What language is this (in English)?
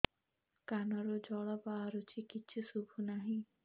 Odia